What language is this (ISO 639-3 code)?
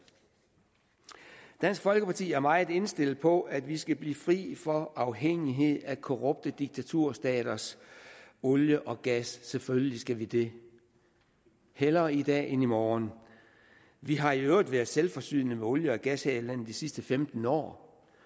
dan